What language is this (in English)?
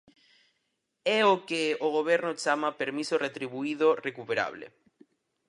Galician